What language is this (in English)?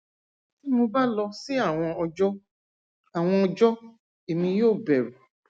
Yoruba